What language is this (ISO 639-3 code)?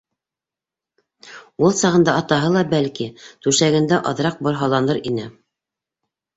bak